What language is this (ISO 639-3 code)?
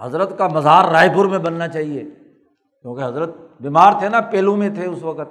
urd